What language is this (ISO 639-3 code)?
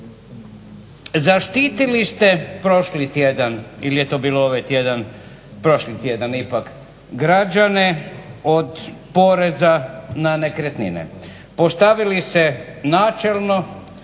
hrv